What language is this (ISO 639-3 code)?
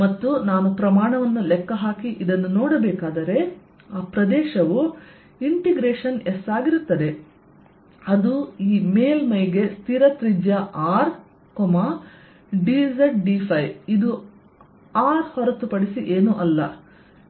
kan